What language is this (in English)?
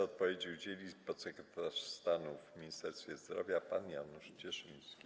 Polish